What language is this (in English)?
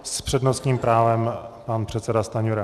Czech